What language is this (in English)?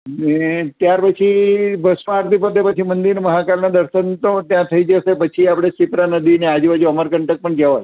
Gujarati